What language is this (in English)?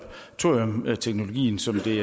Danish